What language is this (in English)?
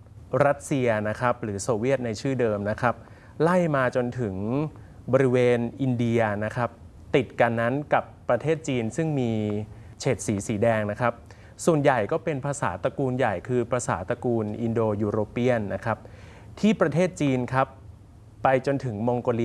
Thai